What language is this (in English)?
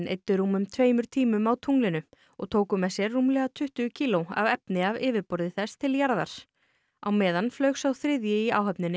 Icelandic